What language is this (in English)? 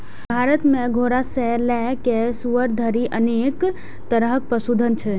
Maithili